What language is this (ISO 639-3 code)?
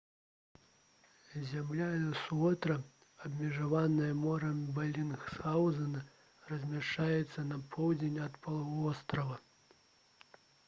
bel